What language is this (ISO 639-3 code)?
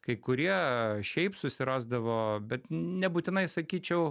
lit